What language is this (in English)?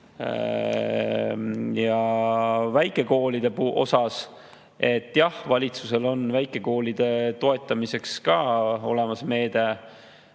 Estonian